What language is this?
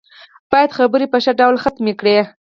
Pashto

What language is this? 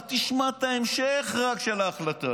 Hebrew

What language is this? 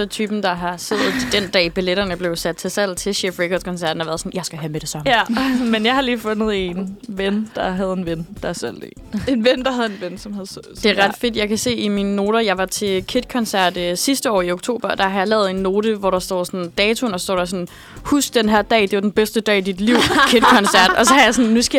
Danish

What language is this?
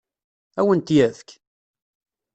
Kabyle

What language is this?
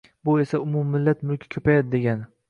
Uzbek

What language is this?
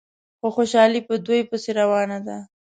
Pashto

